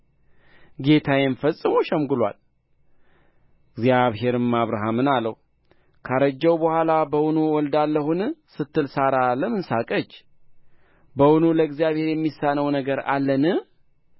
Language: Amharic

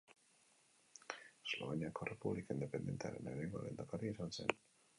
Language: Basque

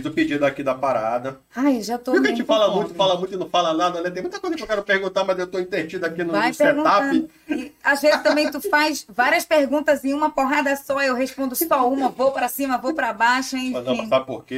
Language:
Portuguese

